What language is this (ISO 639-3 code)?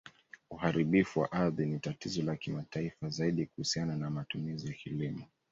swa